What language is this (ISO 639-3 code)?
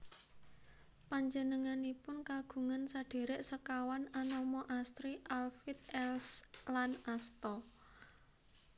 jav